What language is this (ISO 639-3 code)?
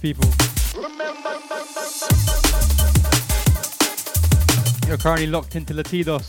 eng